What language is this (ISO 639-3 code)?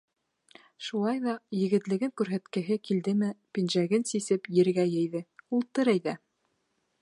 bak